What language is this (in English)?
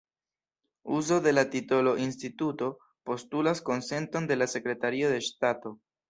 Esperanto